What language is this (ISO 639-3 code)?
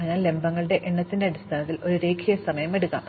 mal